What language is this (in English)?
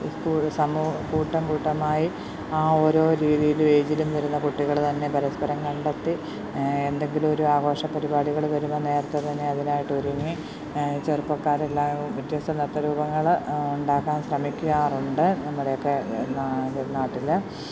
Malayalam